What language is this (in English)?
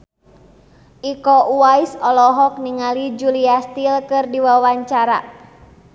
Sundanese